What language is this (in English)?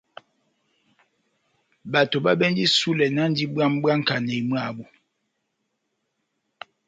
Batanga